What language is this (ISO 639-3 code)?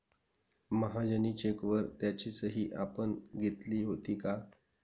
mar